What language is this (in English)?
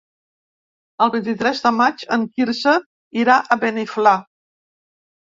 Catalan